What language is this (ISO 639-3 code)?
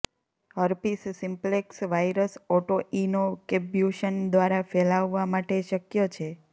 guj